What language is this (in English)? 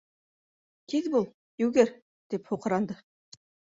Bashkir